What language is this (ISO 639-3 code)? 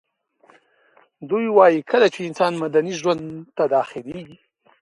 pus